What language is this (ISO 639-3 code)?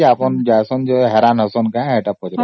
ori